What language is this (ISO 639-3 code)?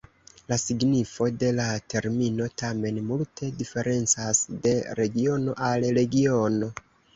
epo